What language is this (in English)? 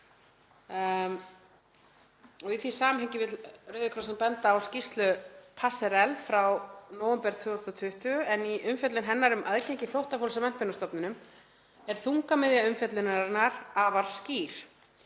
Icelandic